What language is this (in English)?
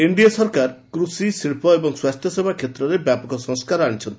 Odia